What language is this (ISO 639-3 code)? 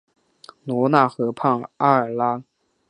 zho